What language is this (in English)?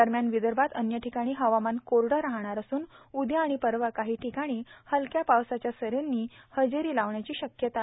Marathi